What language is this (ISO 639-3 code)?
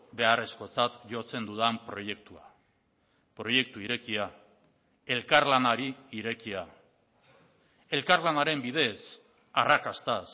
eus